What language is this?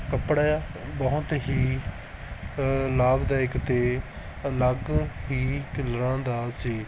Punjabi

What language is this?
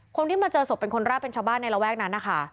Thai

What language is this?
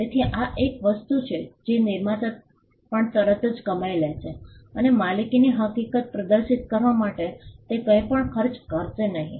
Gujarati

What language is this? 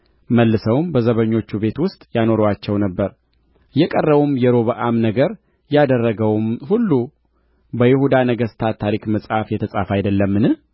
Amharic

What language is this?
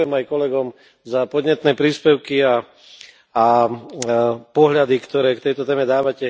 Slovak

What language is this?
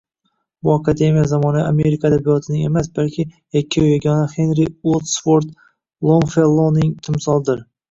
Uzbek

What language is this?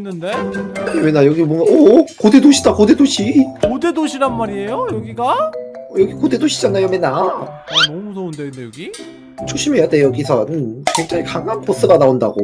Korean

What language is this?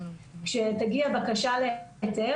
Hebrew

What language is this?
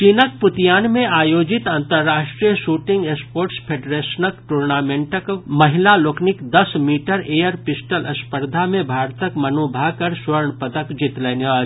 Maithili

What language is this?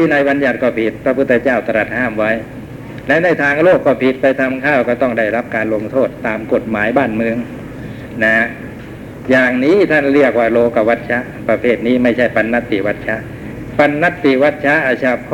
Thai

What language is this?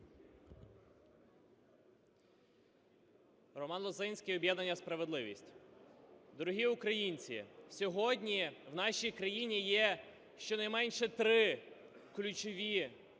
Ukrainian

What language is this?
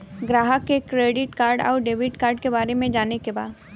Bhojpuri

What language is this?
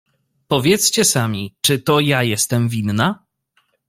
Polish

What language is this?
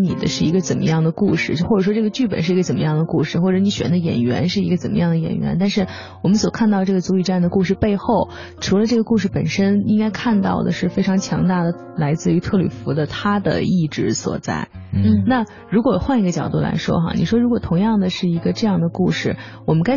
Chinese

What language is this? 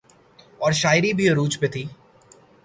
Urdu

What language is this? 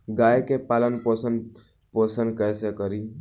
Bhojpuri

